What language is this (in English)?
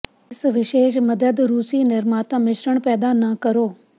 Punjabi